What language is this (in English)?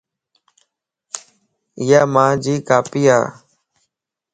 Lasi